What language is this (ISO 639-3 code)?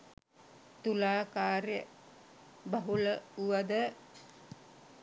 sin